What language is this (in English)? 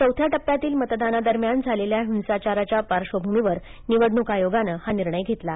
Marathi